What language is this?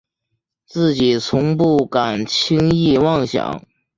Chinese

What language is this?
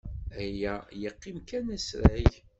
Kabyle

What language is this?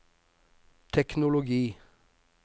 Norwegian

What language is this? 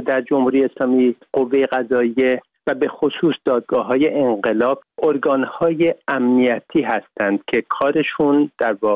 Persian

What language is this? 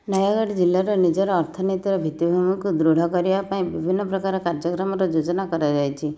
Odia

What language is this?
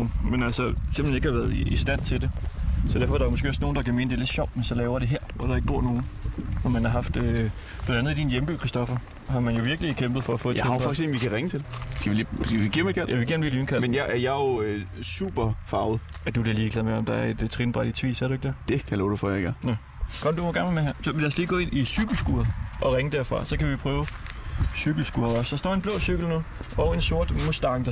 Danish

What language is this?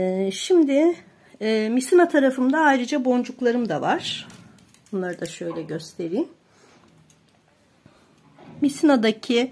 Turkish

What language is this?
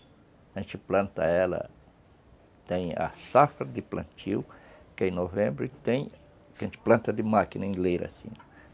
Portuguese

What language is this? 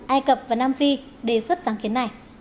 Vietnamese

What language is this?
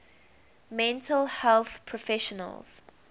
English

